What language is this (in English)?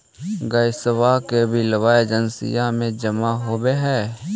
Magahi